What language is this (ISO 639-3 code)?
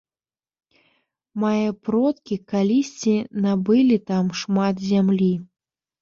bel